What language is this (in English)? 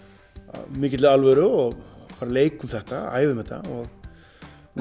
Icelandic